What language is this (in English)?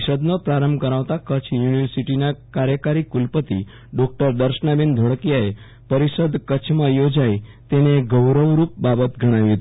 Gujarati